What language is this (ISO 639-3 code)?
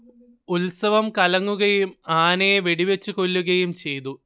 mal